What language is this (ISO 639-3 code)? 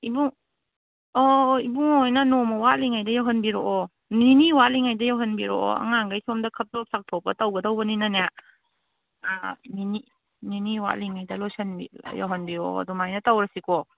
mni